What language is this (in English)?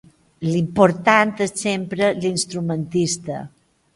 Catalan